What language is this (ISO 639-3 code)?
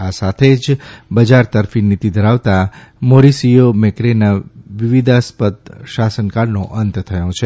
guj